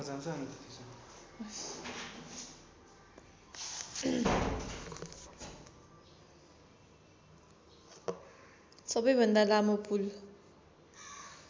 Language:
Nepali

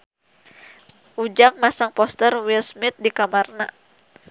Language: Sundanese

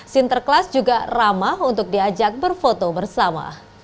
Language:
Indonesian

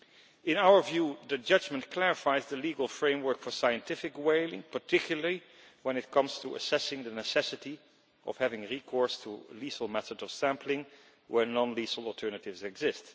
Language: English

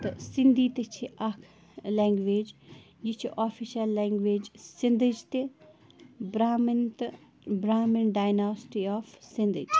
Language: Kashmiri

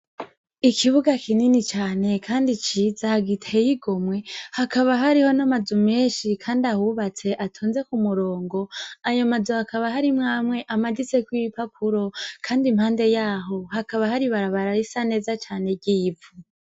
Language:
Rundi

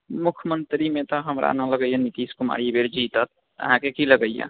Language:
Maithili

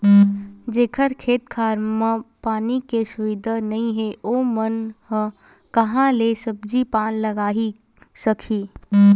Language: Chhattisgarhi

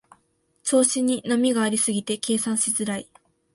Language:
Japanese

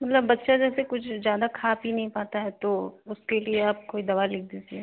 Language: Hindi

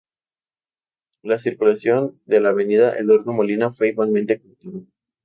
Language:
Spanish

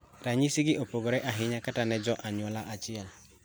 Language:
Luo (Kenya and Tanzania)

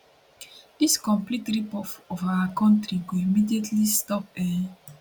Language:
Nigerian Pidgin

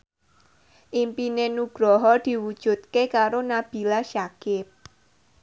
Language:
Javanese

